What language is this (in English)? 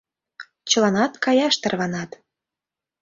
Mari